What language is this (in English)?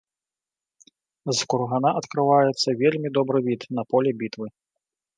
Belarusian